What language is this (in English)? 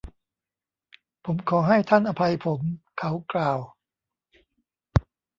Thai